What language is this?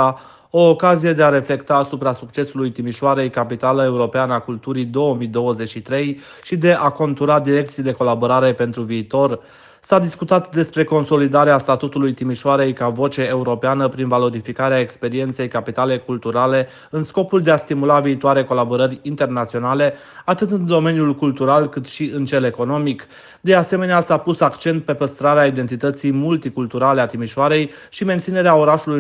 Romanian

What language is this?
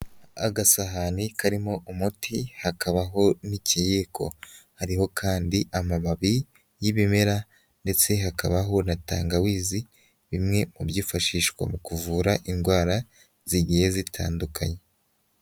Kinyarwanda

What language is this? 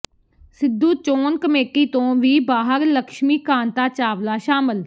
Punjabi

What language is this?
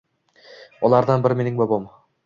Uzbek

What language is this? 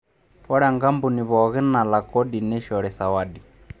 Masai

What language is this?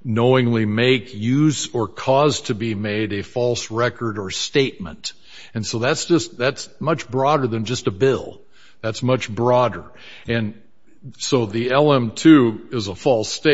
English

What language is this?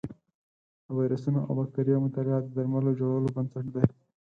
Pashto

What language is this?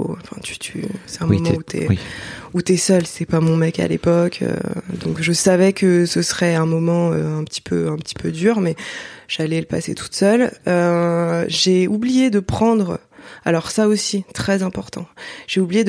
French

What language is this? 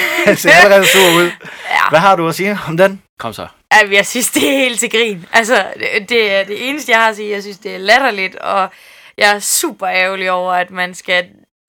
Danish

